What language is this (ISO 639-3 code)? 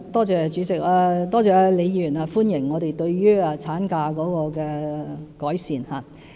yue